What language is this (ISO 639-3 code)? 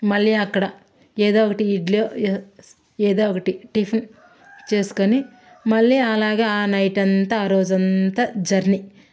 tel